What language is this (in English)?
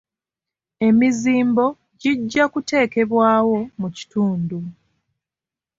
Ganda